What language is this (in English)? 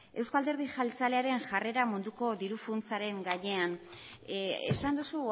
Basque